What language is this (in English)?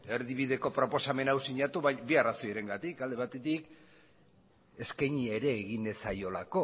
Basque